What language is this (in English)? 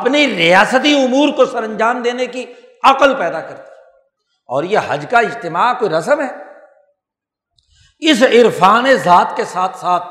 Urdu